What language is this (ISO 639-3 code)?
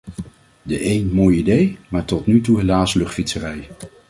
nld